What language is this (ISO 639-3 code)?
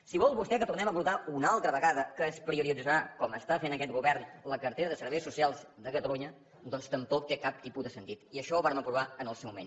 cat